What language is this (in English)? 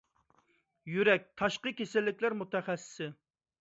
Uyghur